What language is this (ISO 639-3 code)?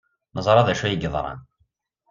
kab